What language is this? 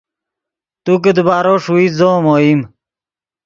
Yidgha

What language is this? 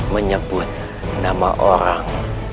Indonesian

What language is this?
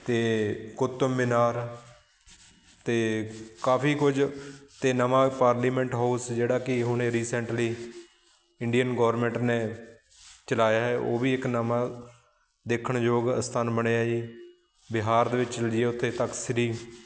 Punjabi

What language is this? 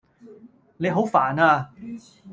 Cantonese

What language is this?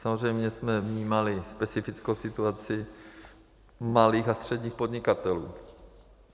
Czech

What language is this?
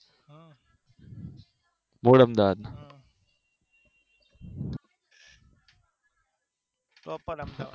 Gujarati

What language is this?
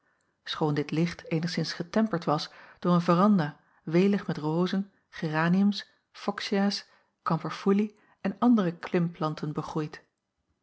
Dutch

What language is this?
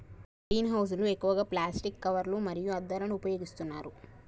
Telugu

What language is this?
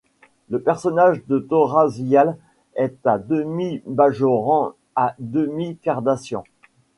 French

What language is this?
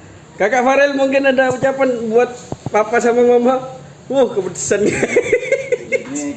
Indonesian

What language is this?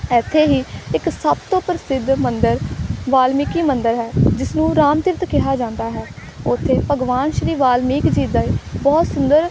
Punjabi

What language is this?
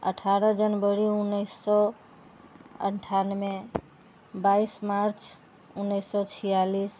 Maithili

